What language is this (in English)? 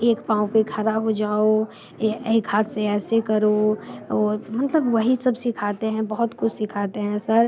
Hindi